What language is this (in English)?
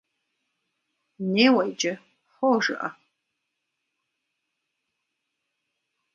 Kabardian